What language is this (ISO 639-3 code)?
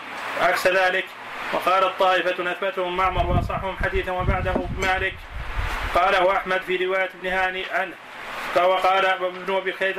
ara